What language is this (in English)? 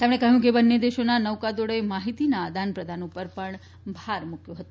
Gujarati